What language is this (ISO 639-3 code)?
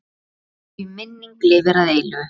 isl